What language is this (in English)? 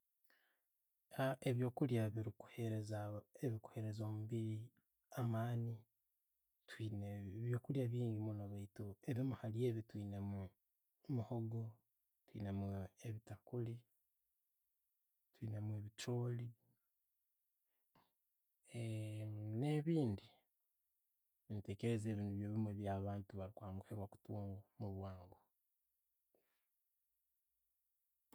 Tooro